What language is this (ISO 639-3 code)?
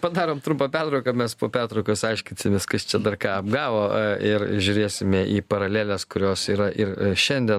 lit